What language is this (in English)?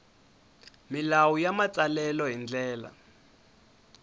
Tsonga